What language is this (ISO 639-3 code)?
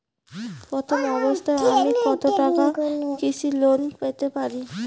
ben